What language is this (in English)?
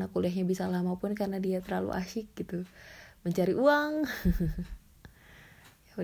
Indonesian